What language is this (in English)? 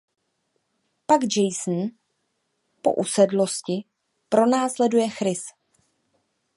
Czech